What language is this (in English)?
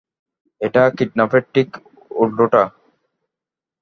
Bangla